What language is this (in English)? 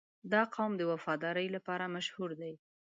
Pashto